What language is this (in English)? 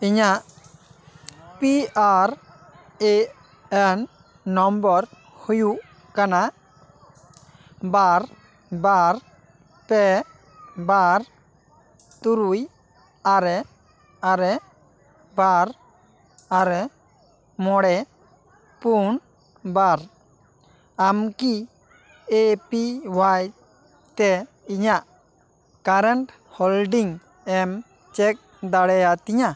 Santali